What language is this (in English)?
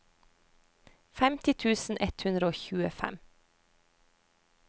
Norwegian